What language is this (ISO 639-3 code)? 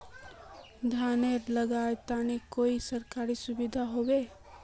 mag